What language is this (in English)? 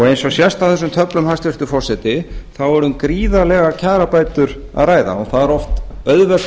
Icelandic